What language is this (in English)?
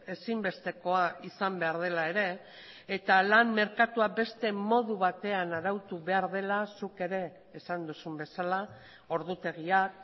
Basque